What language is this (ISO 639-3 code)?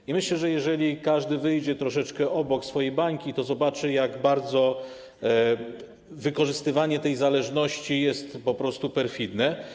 pol